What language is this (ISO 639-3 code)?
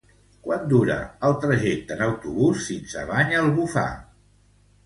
cat